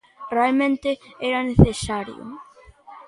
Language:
Galician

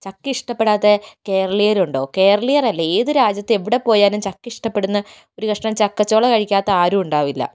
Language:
Malayalam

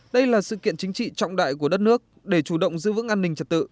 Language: Vietnamese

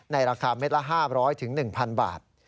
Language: Thai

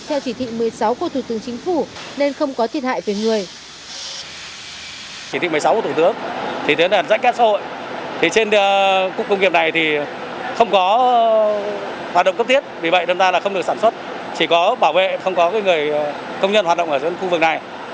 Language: Vietnamese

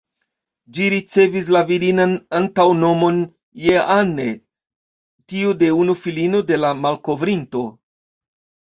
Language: Esperanto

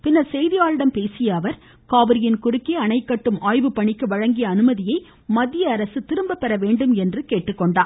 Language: Tamil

